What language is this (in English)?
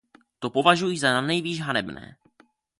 Czech